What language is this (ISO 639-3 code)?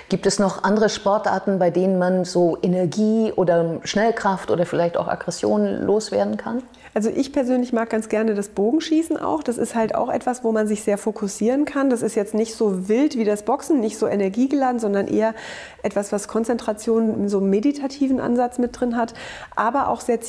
deu